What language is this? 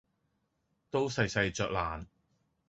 Cantonese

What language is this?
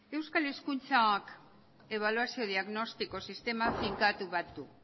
Basque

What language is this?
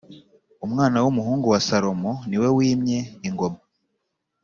Kinyarwanda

